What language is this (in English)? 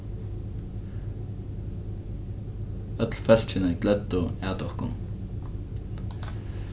Faroese